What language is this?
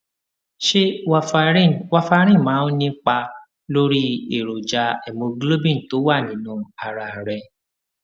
Yoruba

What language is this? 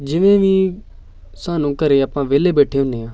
Punjabi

